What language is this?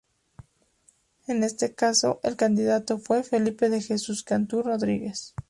Spanish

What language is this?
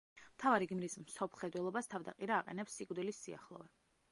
Georgian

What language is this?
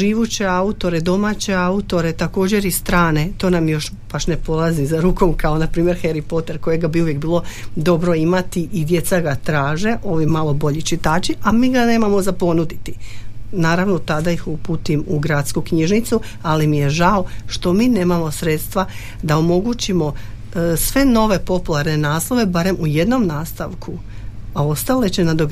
Croatian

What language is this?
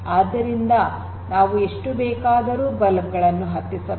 Kannada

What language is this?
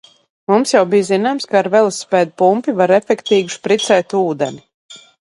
Latvian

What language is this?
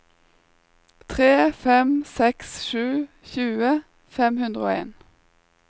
Norwegian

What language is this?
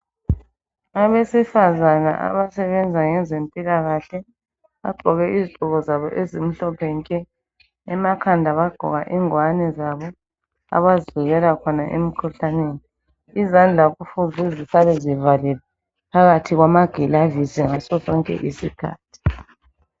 North Ndebele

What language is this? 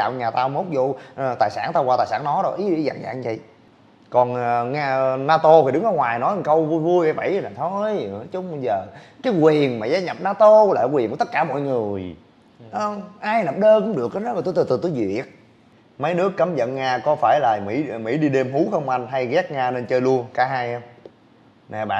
Vietnamese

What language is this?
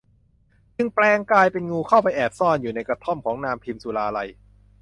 Thai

